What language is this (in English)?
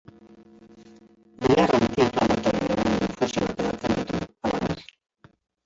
Basque